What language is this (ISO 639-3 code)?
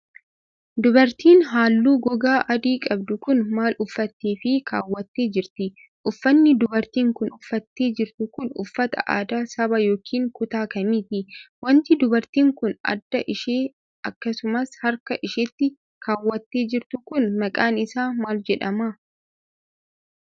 orm